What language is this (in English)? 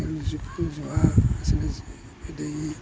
Manipuri